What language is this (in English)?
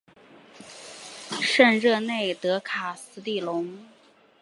Chinese